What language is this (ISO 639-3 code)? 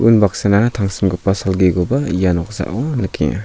grt